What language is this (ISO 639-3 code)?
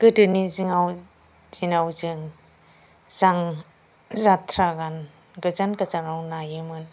brx